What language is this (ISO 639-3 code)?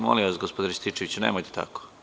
srp